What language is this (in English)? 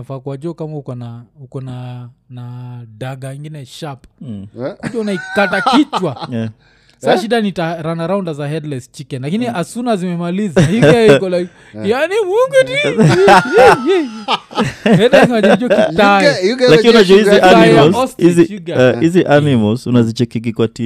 Swahili